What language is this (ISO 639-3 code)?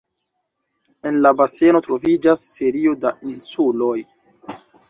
epo